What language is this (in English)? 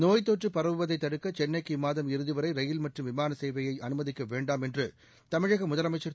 Tamil